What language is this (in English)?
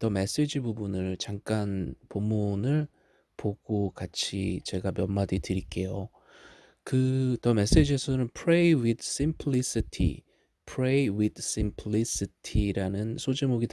Korean